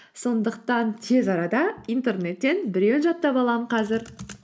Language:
Kazakh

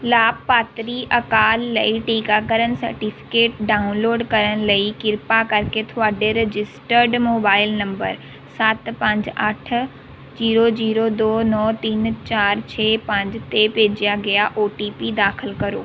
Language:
Punjabi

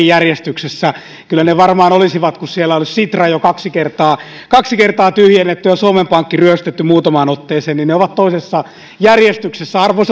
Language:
Finnish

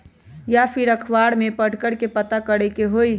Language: Magahi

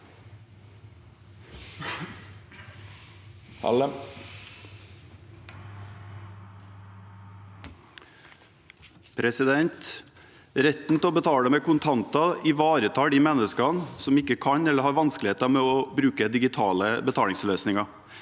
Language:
Norwegian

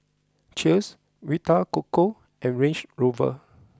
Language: English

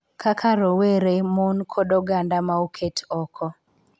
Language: Luo (Kenya and Tanzania)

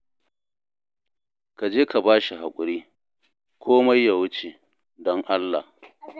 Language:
Hausa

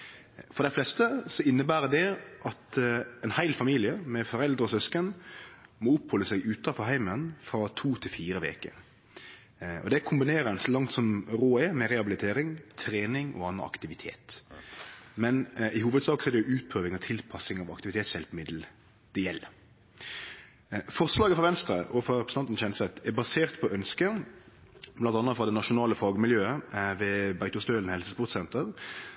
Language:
Norwegian Nynorsk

